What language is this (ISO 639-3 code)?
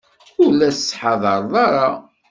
kab